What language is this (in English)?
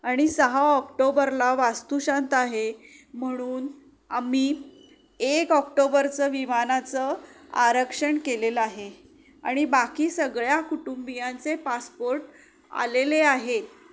Marathi